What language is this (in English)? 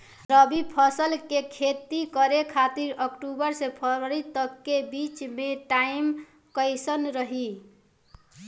Bhojpuri